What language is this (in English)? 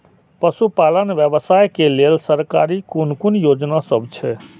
Maithili